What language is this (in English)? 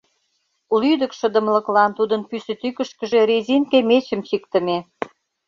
Mari